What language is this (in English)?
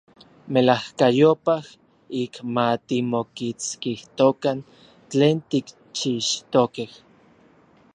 Orizaba Nahuatl